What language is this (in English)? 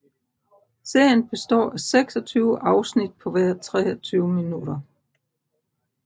Danish